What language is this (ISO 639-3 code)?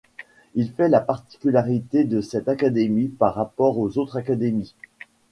fra